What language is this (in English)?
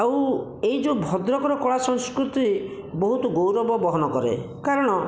Odia